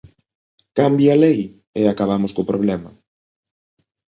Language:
Galician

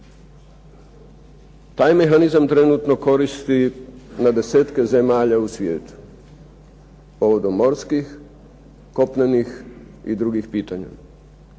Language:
Croatian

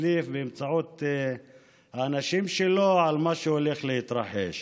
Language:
Hebrew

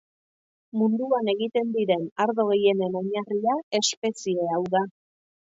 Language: Basque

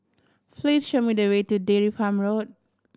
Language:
English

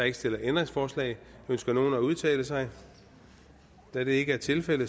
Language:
Danish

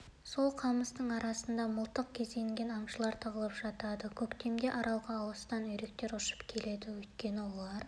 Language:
Kazakh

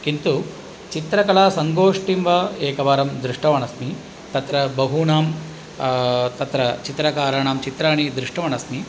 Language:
Sanskrit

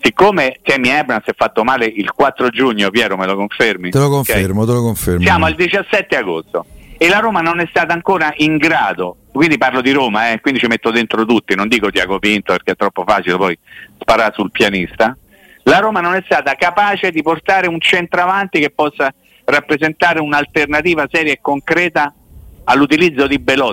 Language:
Italian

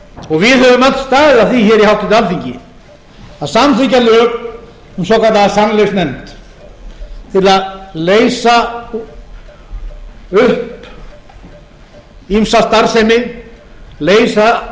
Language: Icelandic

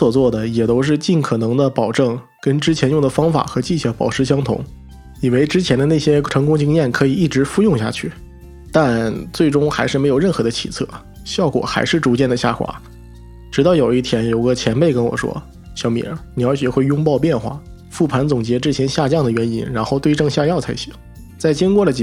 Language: Chinese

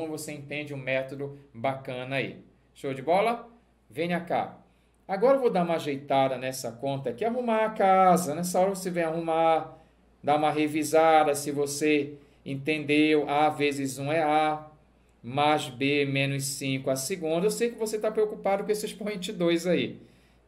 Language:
Portuguese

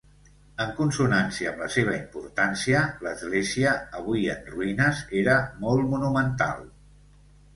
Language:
Catalan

